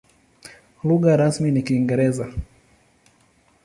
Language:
Swahili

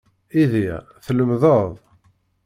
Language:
Kabyle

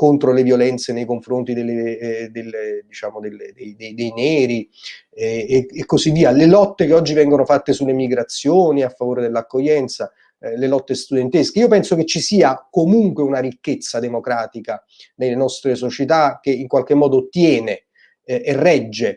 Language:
Italian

